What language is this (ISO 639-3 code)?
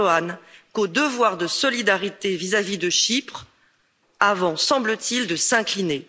fra